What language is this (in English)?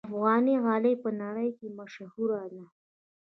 Pashto